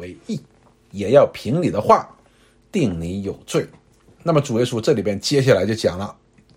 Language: Chinese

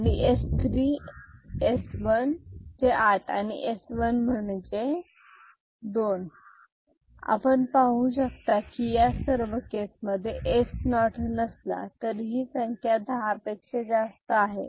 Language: Marathi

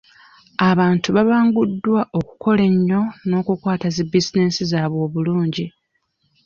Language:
Ganda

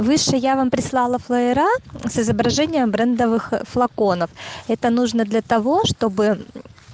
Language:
Russian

